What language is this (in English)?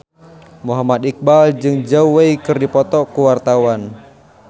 Sundanese